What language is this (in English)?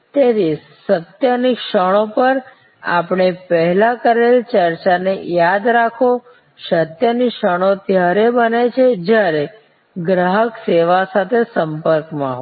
Gujarati